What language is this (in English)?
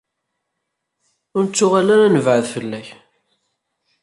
Kabyle